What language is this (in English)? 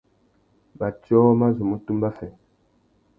Tuki